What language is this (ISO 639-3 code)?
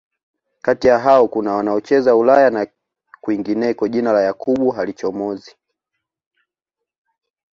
swa